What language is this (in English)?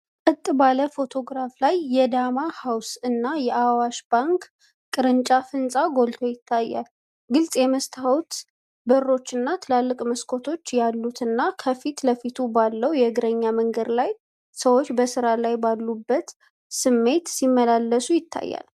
Amharic